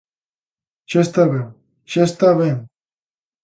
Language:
Galician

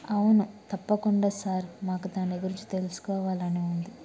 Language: Telugu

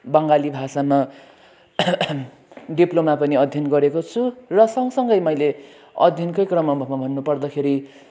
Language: Nepali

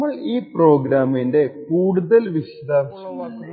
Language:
Malayalam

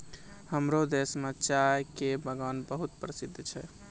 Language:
Maithili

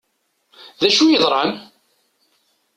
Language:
Kabyle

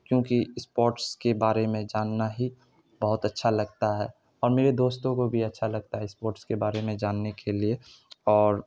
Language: Urdu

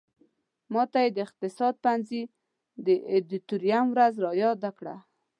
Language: Pashto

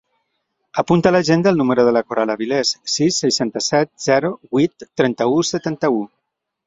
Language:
Catalan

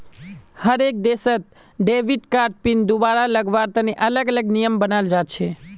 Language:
Magahi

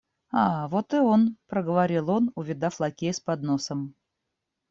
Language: Russian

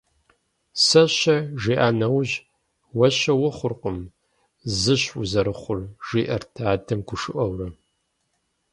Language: Kabardian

